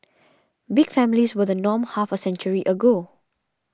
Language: English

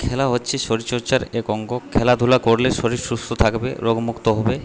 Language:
Bangla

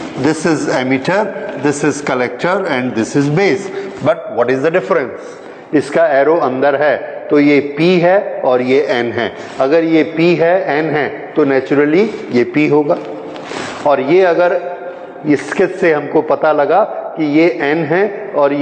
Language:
Hindi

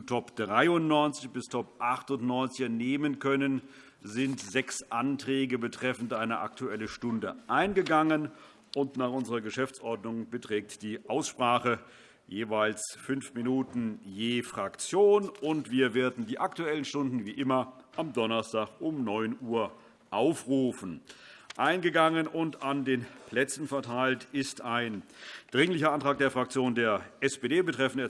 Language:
German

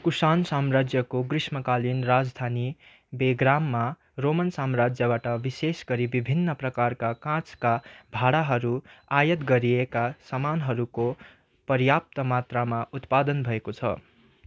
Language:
Nepali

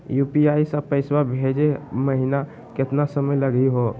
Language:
Magahi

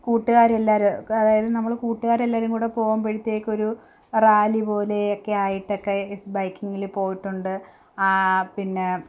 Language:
Malayalam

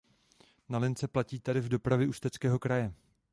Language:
Czech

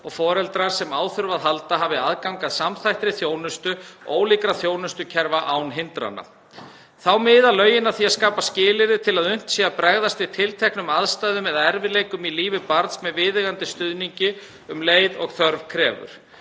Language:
Icelandic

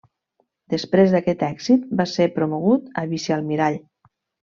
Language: Catalan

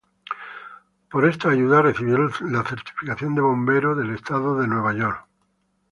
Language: Spanish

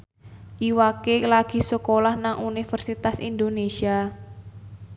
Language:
Javanese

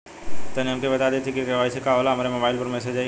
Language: Bhojpuri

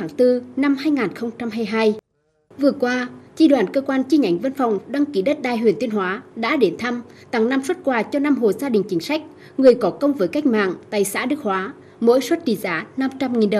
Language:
Vietnamese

